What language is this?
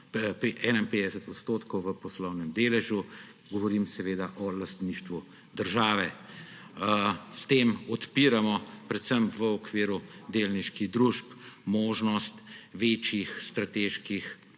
Slovenian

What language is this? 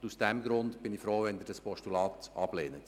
Swiss German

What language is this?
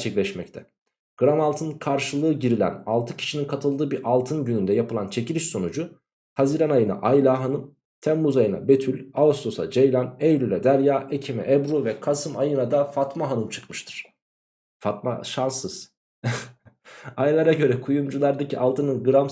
Turkish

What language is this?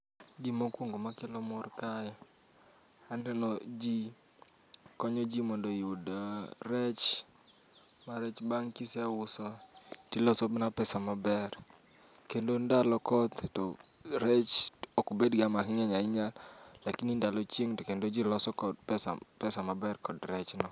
Luo (Kenya and Tanzania)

